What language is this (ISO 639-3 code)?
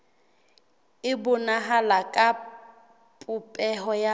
sot